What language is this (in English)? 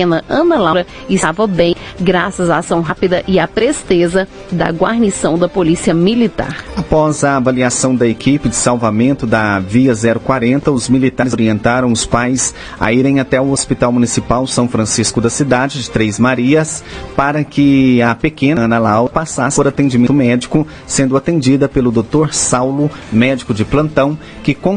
Portuguese